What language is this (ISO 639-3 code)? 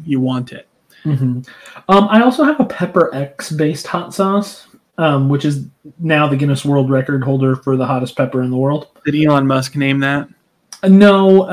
eng